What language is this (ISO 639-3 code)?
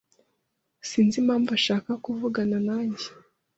kin